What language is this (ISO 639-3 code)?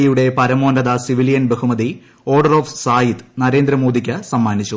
mal